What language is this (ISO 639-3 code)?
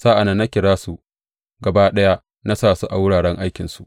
hau